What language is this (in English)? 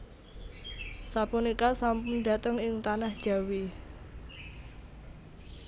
Javanese